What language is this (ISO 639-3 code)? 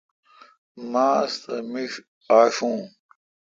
xka